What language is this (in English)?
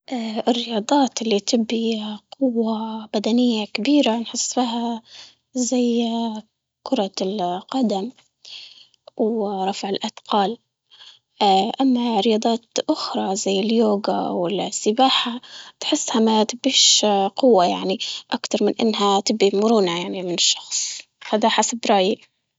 Libyan Arabic